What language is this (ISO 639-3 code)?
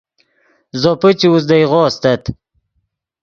ydg